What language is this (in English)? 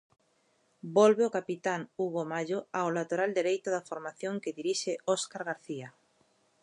Galician